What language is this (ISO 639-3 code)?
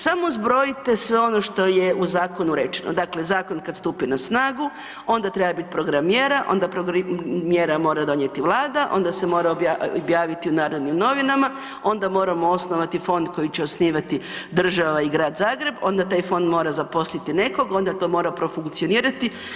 hrv